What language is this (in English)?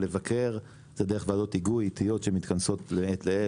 Hebrew